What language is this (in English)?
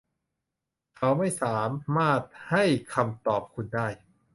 Thai